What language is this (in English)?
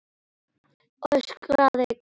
Icelandic